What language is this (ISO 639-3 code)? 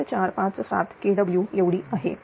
mar